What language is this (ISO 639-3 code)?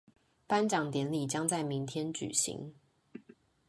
zho